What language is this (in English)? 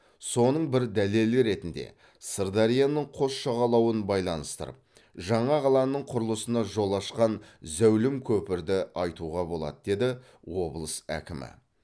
Kazakh